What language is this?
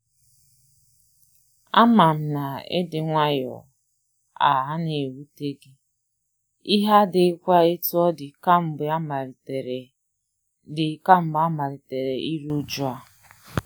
Igbo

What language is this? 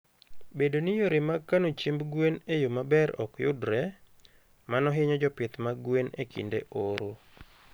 Luo (Kenya and Tanzania)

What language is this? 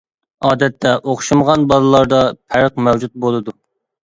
Uyghur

